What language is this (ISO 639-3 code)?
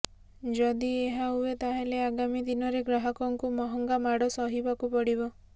ori